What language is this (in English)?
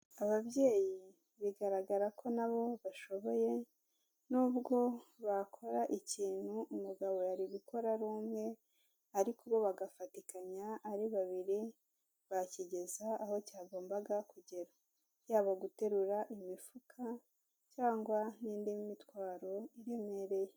Kinyarwanda